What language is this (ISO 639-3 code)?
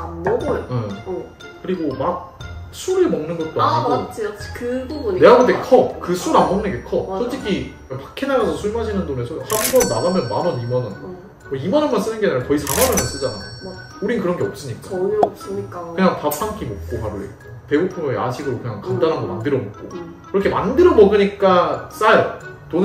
kor